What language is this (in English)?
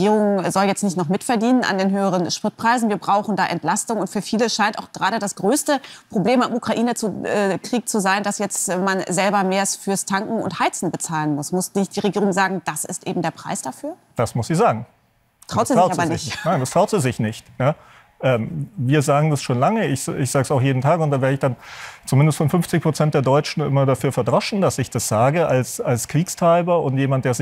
German